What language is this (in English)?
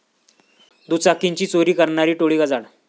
Marathi